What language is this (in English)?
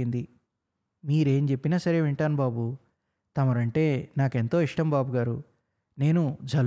Telugu